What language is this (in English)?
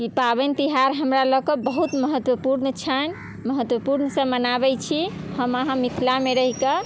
Maithili